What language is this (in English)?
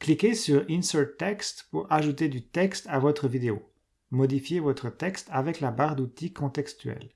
French